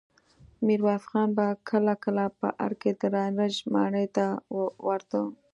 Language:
Pashto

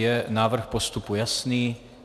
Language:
Czech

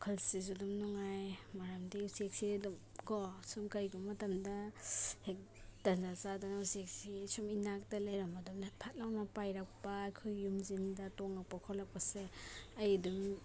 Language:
Manipuri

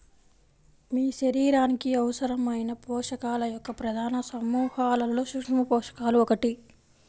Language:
Telugu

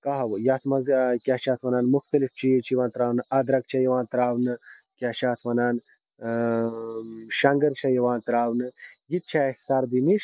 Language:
Kashmiri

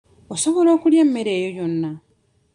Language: Ganda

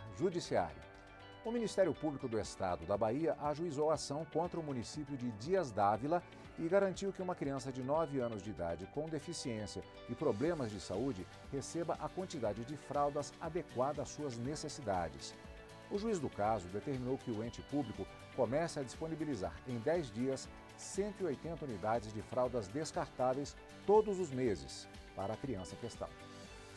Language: Portuguese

